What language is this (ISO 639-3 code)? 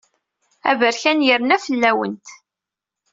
kab